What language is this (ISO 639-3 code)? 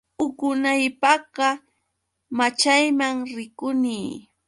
qux